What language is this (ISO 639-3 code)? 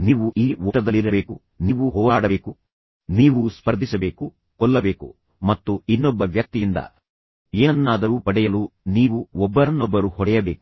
kan